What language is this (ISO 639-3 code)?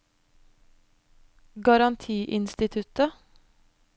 nor